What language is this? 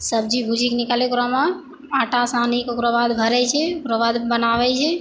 Maithili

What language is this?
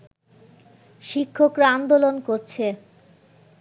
Bangla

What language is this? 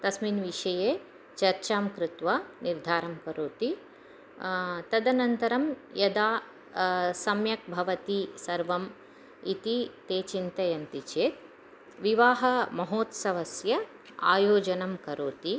Sanskrit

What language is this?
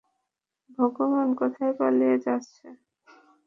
Bangla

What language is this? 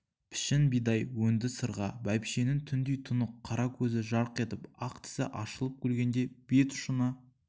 Kazakh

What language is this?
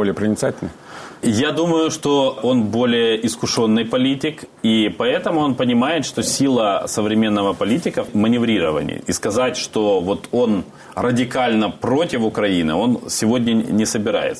Russian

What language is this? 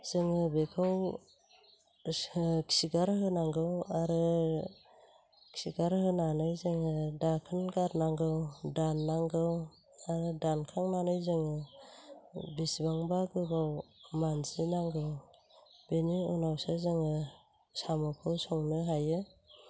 Bodo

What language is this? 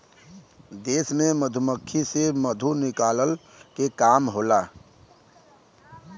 Bhojpuri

